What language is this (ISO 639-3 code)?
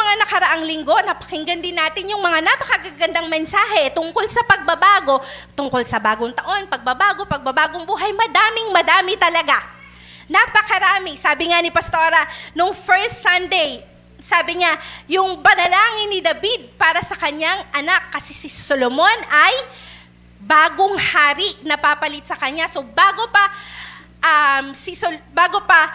fil